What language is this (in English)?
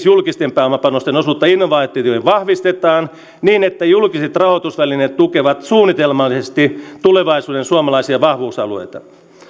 Finnish